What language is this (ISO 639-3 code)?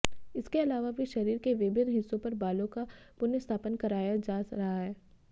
hin